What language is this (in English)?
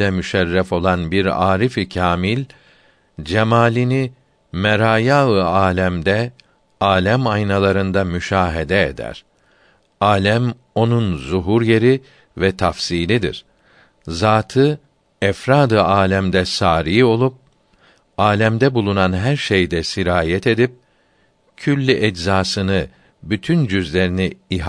Turkish